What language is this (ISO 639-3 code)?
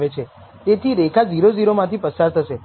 guj